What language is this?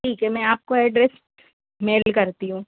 Hindi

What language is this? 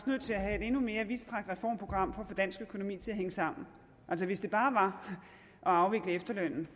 Danish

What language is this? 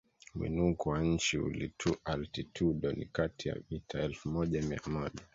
Swahili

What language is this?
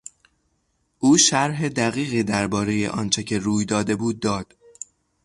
Persian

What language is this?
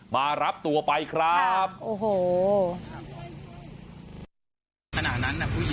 Thai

